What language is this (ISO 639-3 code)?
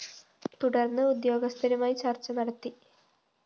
mal